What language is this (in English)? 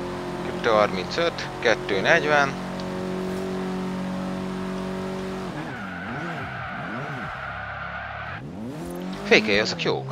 Hungarian